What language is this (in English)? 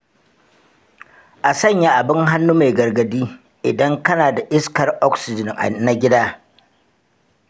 Hausa